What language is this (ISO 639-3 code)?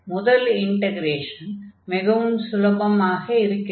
tam